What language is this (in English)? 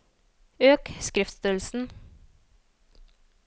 Norwegian